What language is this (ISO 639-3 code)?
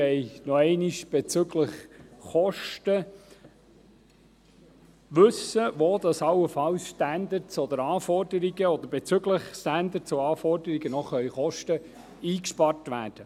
gsw